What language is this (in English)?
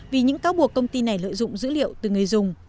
Vietnamese